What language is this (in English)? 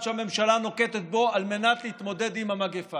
Hebrew